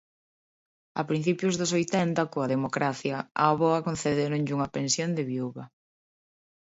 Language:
Galician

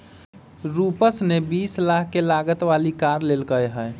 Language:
Magahi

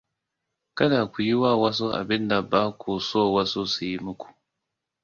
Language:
Hausa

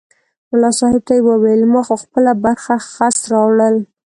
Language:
Pashto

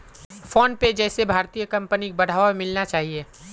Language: Magahi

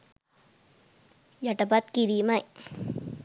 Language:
Sinhala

